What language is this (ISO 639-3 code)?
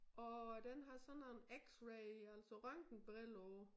dan